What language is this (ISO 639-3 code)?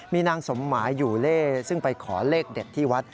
tha